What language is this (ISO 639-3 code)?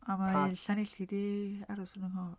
cym